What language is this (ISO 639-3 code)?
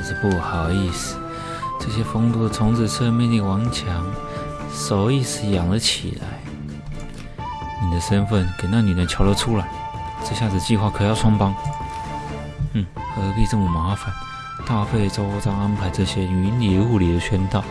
zho